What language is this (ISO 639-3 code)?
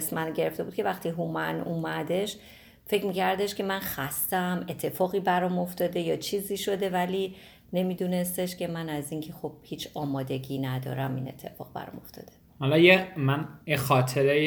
fas